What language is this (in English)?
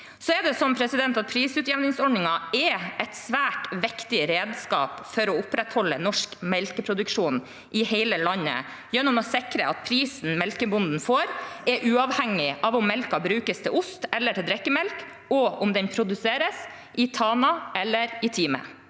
Norwegian